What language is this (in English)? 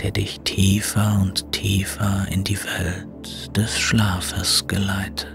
German